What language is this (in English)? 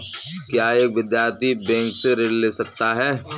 Hindi